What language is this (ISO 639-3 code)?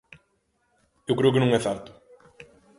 glg